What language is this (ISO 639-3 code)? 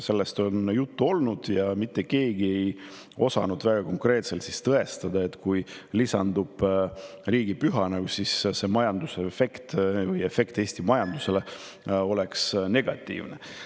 est